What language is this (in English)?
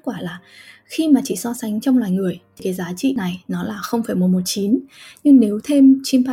Vietnamese